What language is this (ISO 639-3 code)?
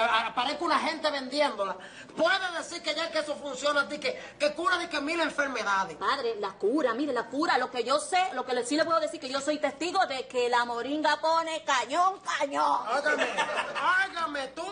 spa